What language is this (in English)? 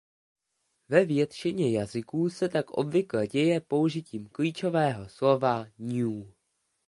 Czech